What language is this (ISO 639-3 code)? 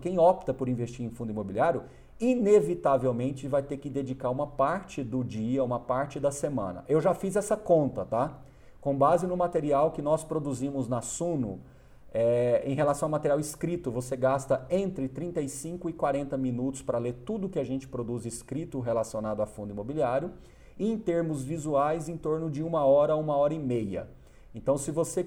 por